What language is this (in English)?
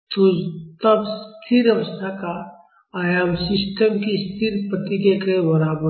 Hindi